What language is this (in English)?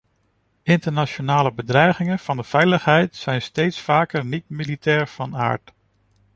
Dutch